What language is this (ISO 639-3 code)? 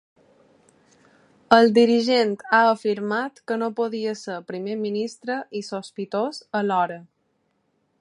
cat